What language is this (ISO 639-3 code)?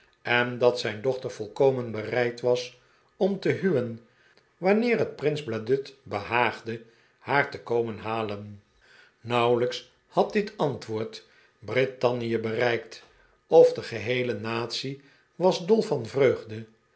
nld